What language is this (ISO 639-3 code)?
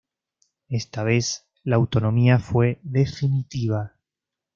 spa